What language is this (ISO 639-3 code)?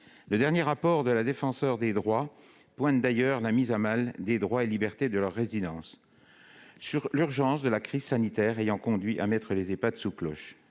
fra